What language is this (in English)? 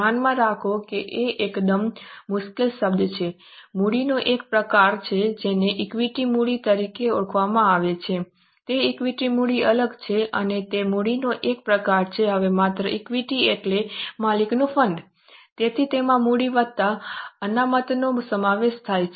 Gujarati